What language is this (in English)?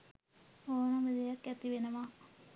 Sinhala